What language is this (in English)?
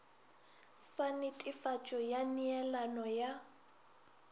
Northern Sotho